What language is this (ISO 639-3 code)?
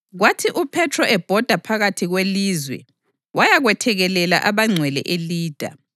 nde